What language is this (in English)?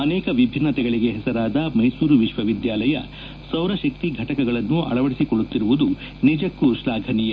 Kannada